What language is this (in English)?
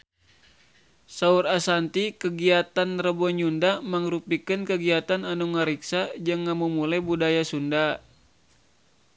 Sundanese